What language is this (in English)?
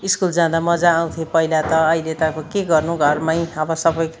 Nepali